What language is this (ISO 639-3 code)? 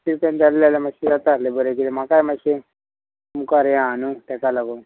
kok